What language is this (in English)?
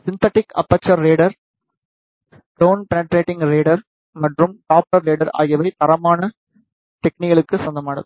Tamil